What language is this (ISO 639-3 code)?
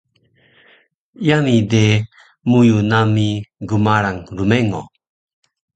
trv